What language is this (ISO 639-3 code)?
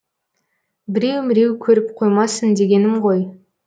kaz